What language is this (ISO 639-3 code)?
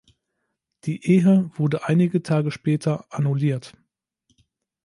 deu